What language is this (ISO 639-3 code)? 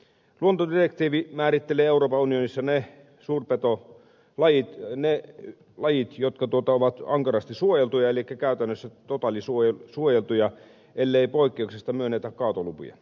fin